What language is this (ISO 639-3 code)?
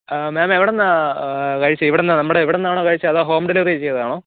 mal